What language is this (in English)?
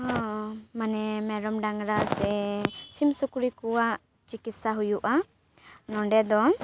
Santali